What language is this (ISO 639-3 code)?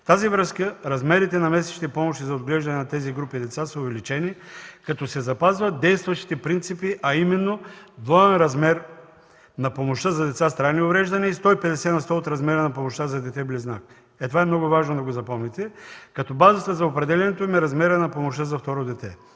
bul